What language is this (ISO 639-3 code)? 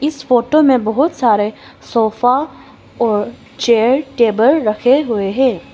hin